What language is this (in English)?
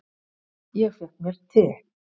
Icelandic